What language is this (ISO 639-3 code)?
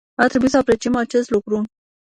ron